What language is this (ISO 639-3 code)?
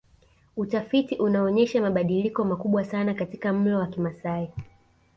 swa